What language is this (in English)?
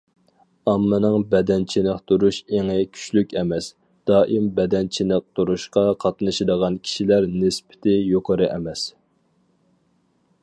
Uyghur